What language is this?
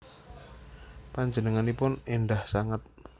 Javanese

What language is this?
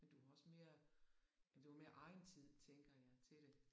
Danish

